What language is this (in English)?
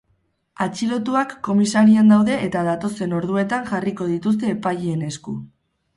Basque